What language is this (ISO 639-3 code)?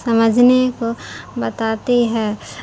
urd